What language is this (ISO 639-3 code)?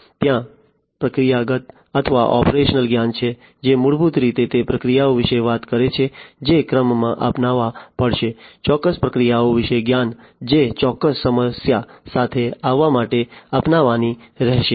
guj